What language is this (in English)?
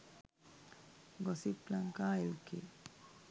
Sinhala